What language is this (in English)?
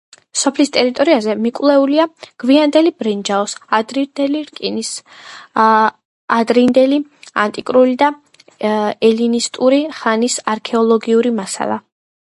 Georgian